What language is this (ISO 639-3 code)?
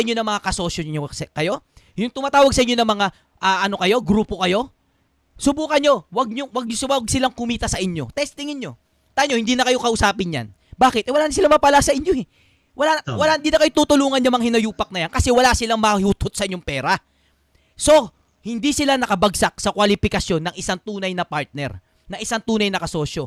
fil